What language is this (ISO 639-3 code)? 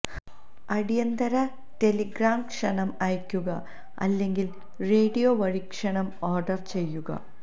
mal